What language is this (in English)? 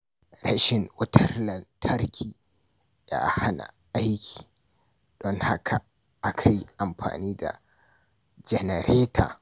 Hausa